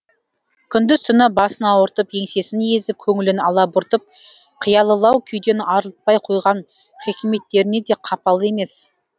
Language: Kazakh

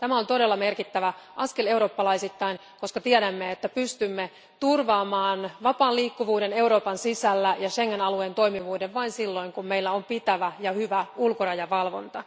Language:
Finnish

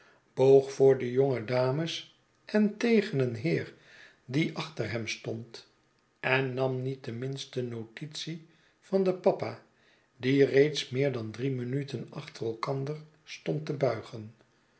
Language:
Dutch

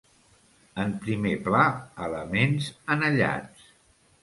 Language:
Catalan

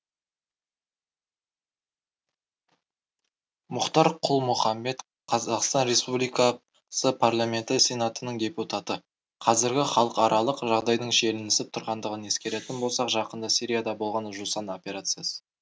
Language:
Kazakh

